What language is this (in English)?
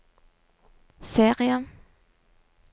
Norwegian